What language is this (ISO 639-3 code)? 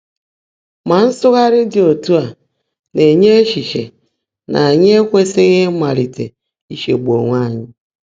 ibo